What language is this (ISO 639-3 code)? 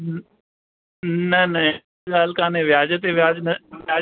snd